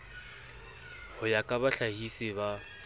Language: Southern Sotho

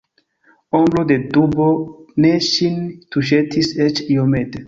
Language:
Esperanto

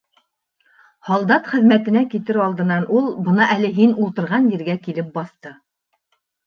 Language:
Bashkir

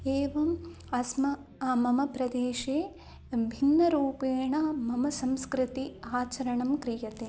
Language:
Sanskrit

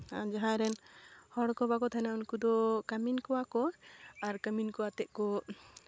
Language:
Santali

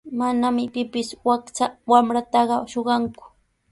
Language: Sihuas Ancash Quechua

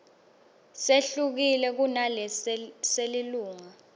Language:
Swati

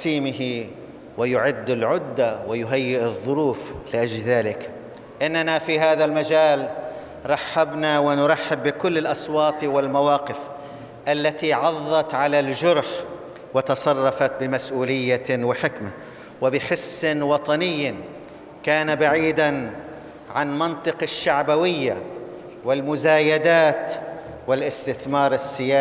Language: Arabic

